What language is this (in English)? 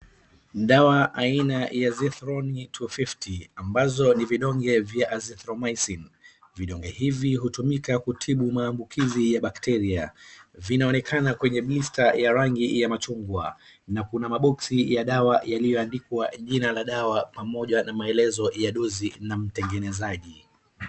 Swahili